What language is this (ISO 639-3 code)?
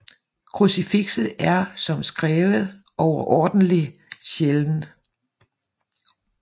dan